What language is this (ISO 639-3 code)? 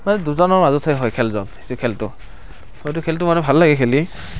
asm